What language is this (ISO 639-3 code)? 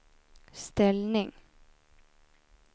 swe